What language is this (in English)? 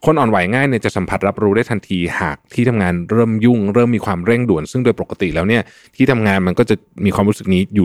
Thai